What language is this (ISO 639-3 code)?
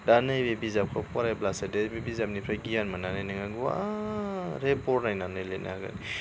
brx